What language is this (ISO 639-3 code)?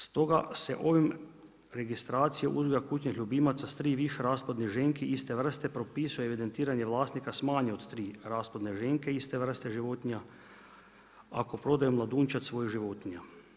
hrv